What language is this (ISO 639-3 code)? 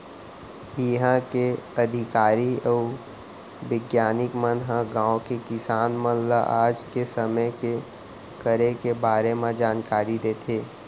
hne